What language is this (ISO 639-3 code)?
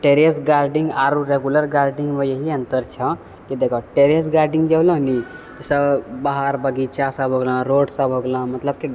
mai